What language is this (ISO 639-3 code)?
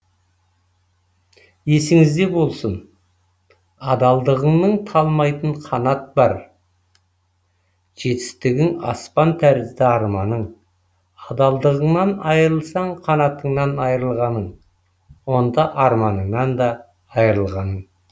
kaz